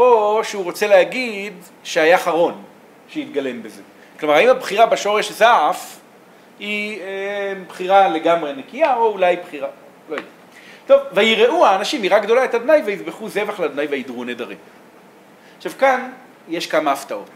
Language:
Hebrew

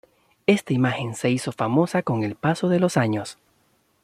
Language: Spanish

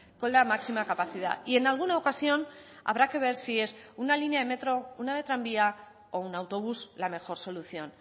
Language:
Spanish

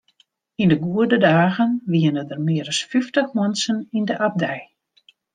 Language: Western Frisian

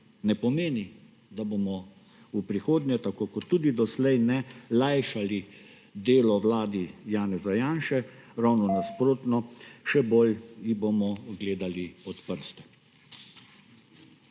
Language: Slovenian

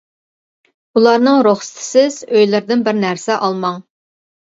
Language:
Uyghur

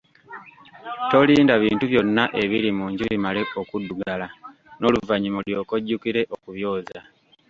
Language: Ganda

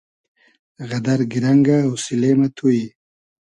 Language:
Hazaragi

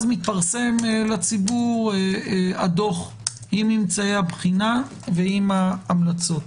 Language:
Hebrew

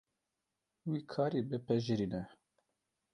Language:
Kurdish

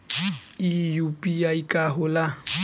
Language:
Bhojpuri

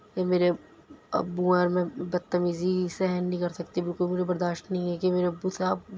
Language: Urdu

